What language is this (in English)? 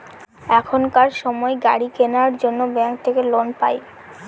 Bangla